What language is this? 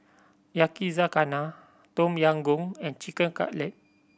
English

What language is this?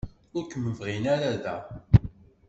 Kabyle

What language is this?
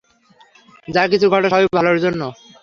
Bangla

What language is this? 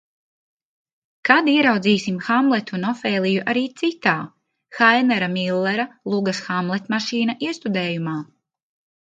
Latvian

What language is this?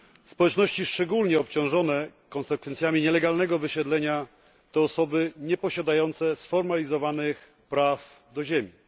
Polish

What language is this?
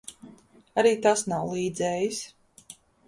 Latvian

